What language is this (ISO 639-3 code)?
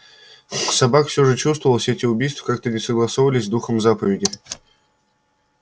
rus